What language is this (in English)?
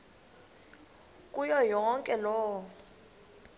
Xhosa